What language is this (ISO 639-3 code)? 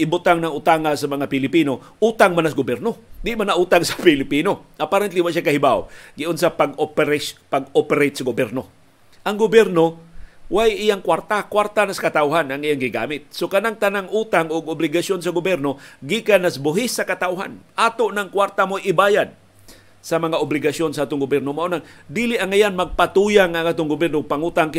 fil